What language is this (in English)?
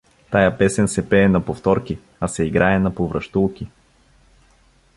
Bulgarian